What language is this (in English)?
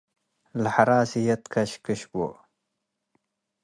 Tigre